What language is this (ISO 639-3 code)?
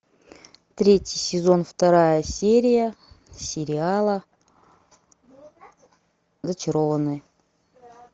rus